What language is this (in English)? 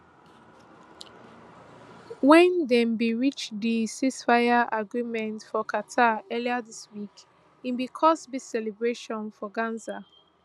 Nigerian Pidgin